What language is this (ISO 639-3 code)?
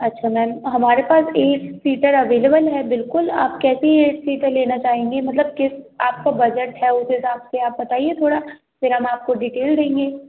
hin